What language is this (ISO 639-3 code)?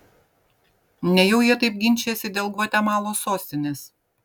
lit